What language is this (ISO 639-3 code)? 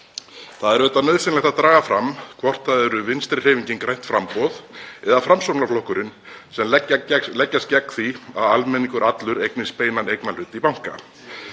isl